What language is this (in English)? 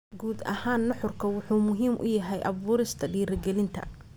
Somali